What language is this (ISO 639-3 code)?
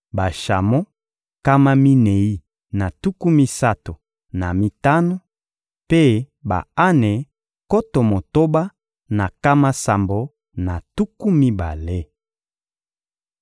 lin